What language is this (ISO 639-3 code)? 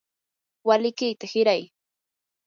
qur